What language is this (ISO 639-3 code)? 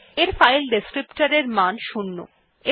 ben